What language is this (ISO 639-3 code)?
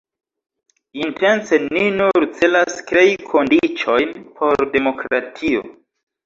epo